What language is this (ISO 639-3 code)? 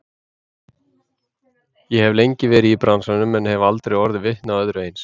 isl